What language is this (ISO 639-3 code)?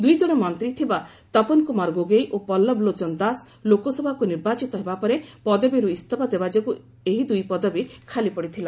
ori